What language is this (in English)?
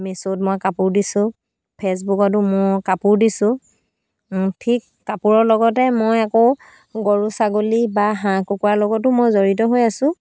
Assamese